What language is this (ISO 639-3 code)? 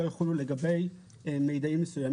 heb